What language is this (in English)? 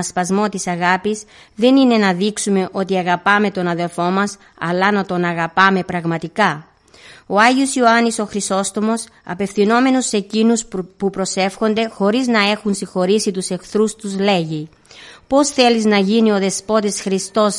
Greek